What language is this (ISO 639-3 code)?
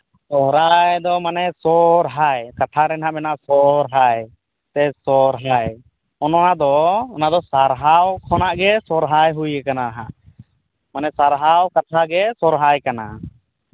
sat